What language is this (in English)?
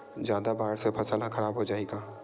Chhattisgarhi